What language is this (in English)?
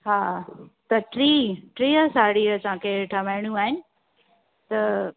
Sindhi